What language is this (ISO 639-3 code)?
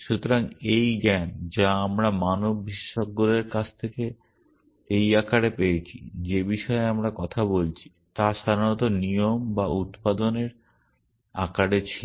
ben